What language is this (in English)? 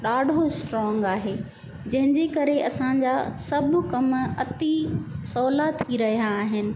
Sindhi